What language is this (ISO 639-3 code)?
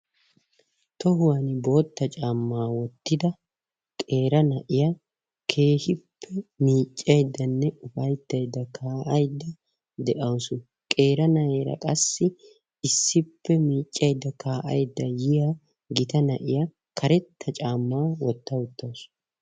wal